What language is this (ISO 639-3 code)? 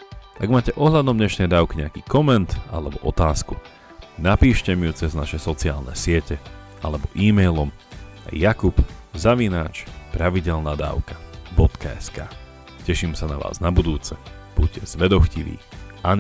slk